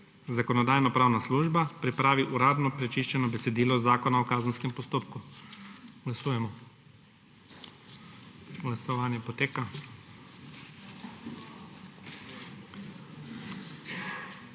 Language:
Slovenian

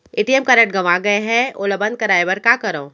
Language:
Chhattisgarhi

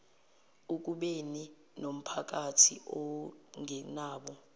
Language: Zulu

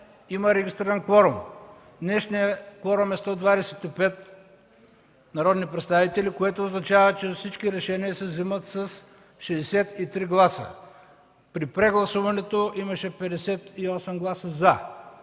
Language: Bulgarian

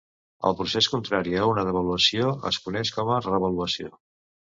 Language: Catalan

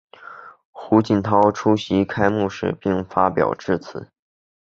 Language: Chinese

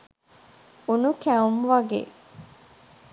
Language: Sinhala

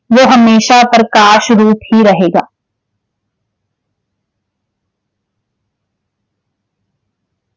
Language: Punjabi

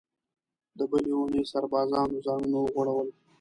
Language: Pashto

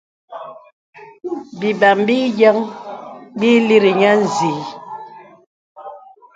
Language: Bebele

